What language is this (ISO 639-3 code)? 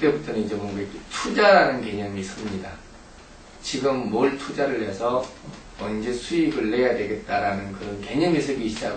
kor